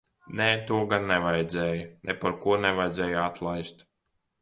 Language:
Latvian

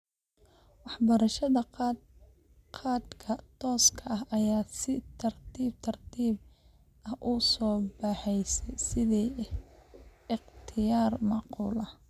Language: Somali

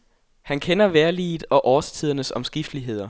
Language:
Danish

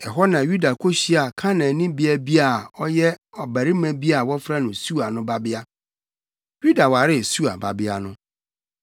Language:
Akan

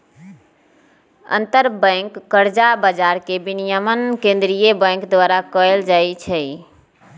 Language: Magahi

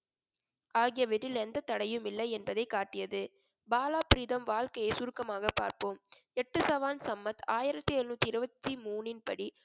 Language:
Tamil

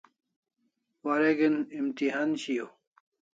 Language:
Kalasha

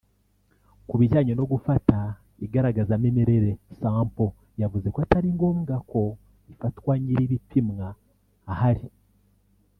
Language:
Kinyarwanda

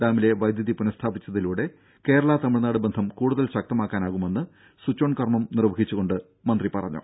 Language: Malayalam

